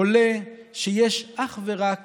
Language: Hebrew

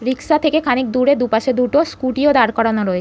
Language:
Bangla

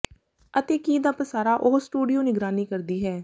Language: Punjabi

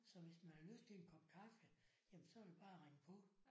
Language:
Danish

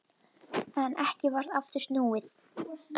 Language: Icelandic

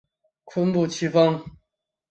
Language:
Chinese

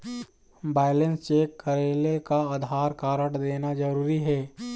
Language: Chhattisgarhi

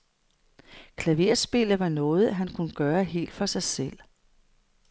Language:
Danish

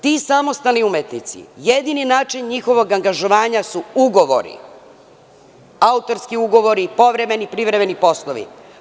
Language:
Serbian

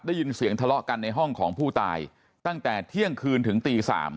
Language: Thai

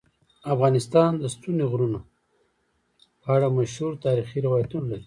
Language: Pashto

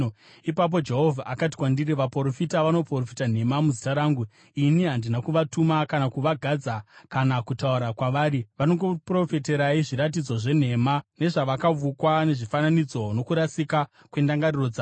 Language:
Shona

